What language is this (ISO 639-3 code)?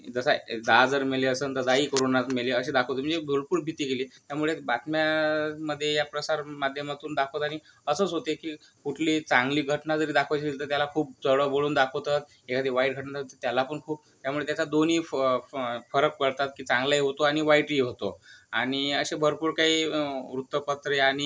mar